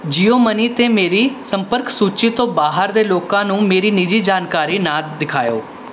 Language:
Punjabi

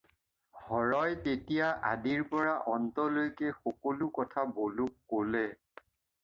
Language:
Assamese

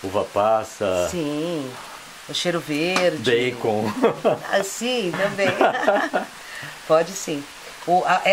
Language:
Portuguese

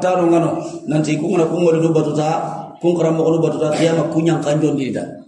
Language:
Indonesian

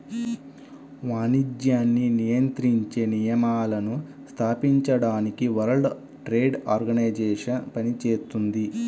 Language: Telugu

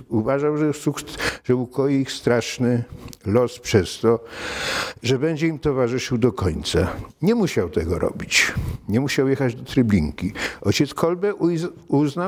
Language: Polish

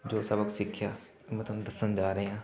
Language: Punjabi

